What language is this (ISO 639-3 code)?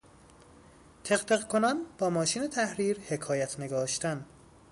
fas